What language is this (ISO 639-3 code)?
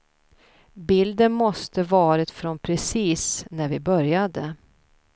swe